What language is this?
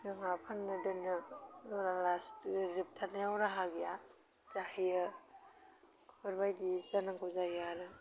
Bodo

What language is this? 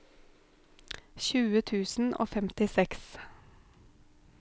Norwegian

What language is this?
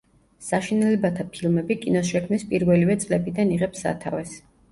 Georgian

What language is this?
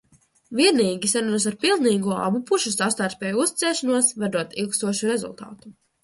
Latvian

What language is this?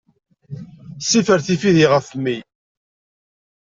Kabyle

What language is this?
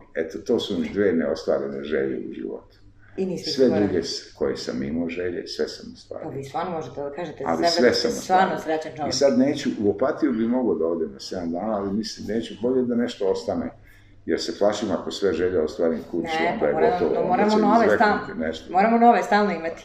Italian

